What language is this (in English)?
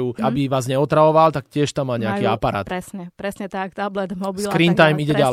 Slovak